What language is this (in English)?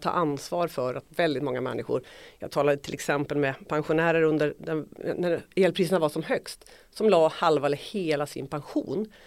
Swedish